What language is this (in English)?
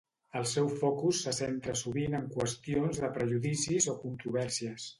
Catalan